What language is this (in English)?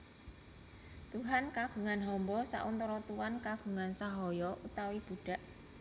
Javanese